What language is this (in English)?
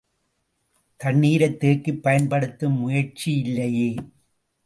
Tamil